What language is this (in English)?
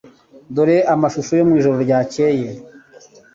Kinyarwanda